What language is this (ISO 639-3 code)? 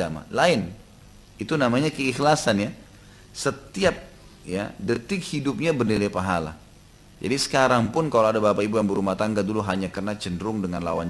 ind